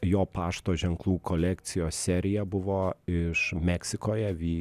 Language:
Lithuanian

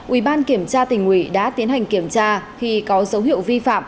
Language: Vietnamese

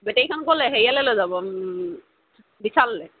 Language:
Assamese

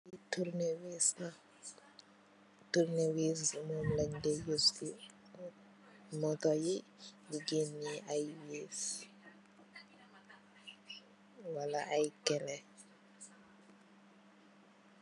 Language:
Wolof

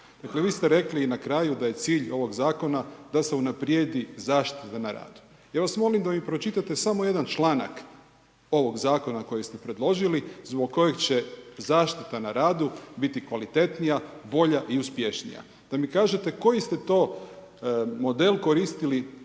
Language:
Croatian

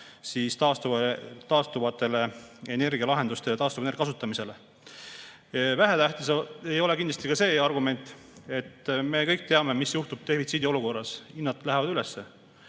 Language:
Estonian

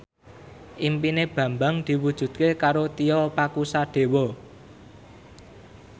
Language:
Javanese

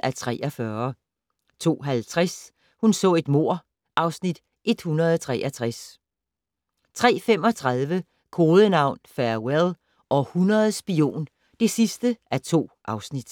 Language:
Danish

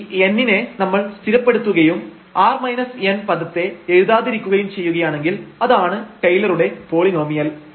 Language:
Malayalam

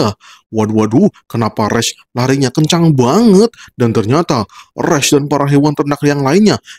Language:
Indonesian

